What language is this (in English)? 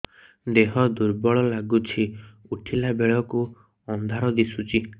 Odia